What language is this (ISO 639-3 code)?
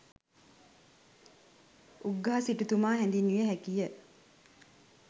sin